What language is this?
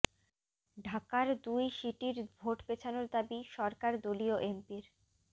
Bangla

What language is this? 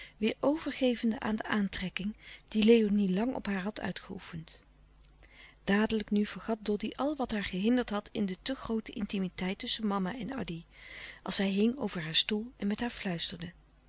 Dutch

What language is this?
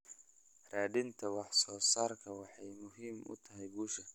Somali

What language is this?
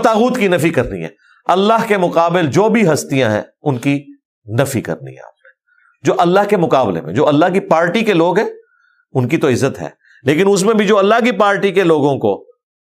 Urdu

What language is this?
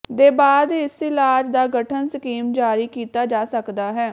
Punjabi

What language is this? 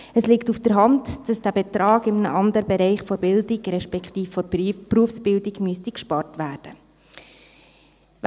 Swiss German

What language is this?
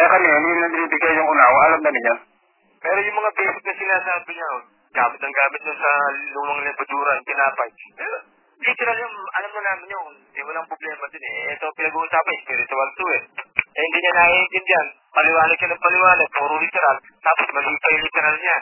Filipino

